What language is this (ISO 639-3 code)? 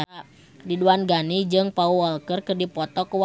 sun